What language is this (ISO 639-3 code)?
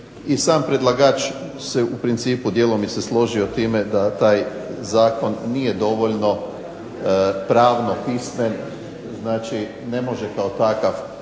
hrv